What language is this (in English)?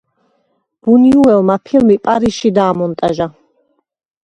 Georgian